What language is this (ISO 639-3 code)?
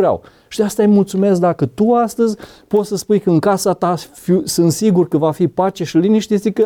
ron